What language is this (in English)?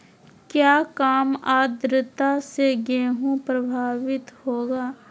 Magahi